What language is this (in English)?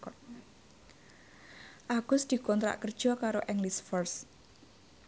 Javanese